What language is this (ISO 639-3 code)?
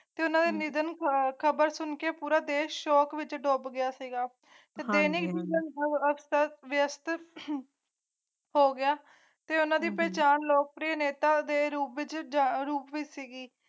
pan